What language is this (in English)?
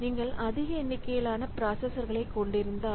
Tamil